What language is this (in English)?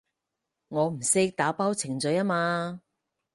Cantonese